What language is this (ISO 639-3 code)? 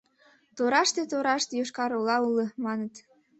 chm